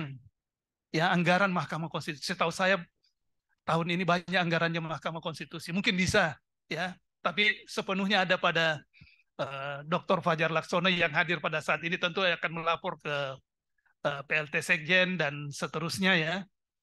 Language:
Indonesian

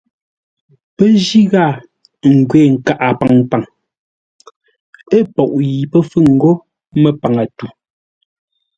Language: Ngombale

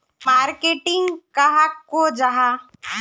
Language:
Magahi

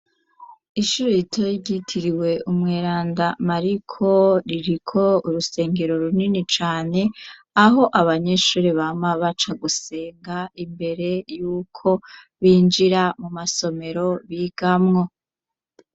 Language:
Rundi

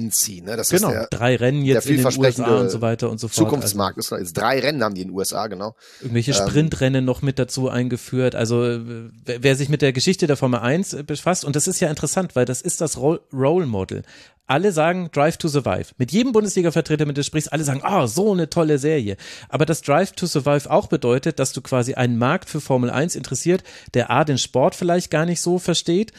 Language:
German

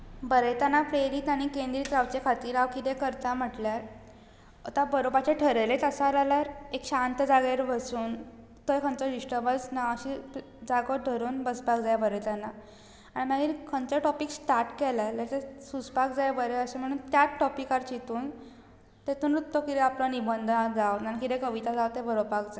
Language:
Konkani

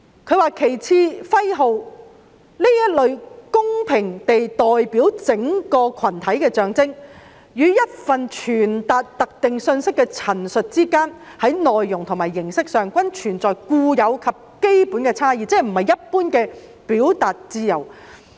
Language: Cantonese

